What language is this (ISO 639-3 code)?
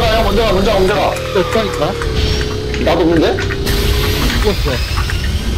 kor